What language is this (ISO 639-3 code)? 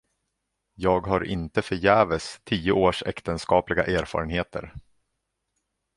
swe